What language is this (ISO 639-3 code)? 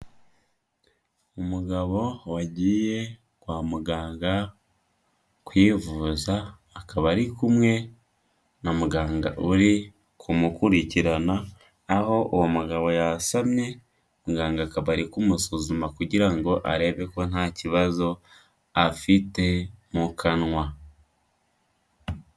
kin